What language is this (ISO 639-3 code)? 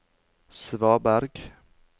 nor